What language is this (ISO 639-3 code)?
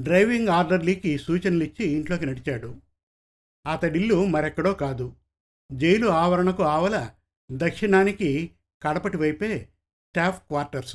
tel